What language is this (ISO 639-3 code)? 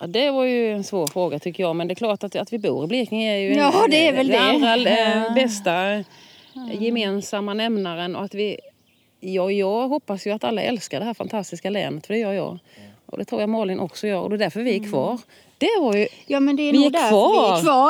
swe